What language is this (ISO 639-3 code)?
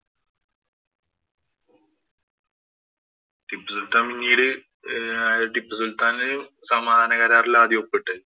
mal